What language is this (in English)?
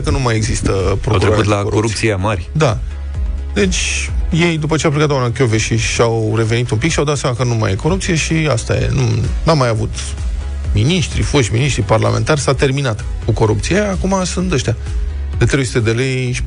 Romanian